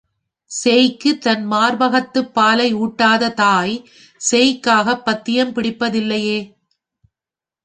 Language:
Tamil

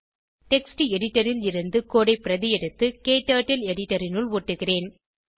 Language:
Tamil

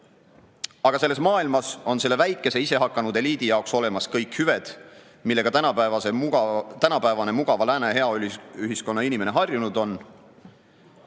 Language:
Estonian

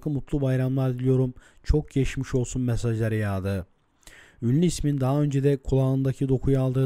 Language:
Turkish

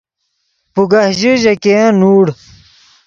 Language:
Yidgha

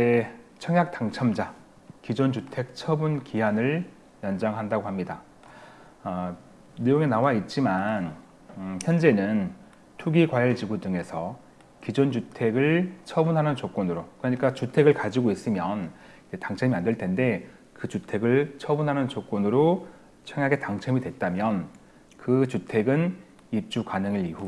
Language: Korean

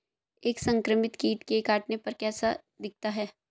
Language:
Hindi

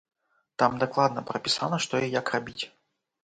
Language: Belarusian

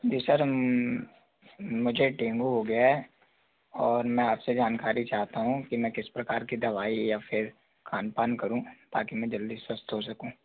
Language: Hindi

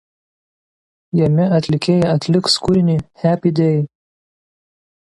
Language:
Lithuanian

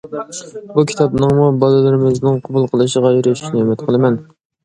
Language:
Uyghur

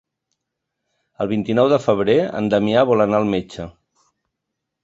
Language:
Catalan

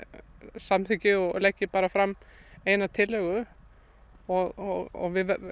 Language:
Icelandic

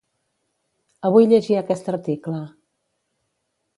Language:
Catalan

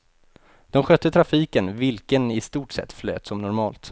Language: Swedish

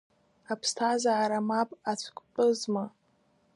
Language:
Abkhazian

